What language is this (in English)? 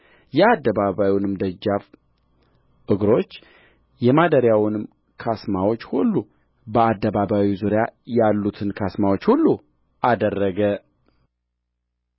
Amharic